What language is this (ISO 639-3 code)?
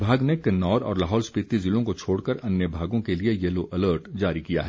hin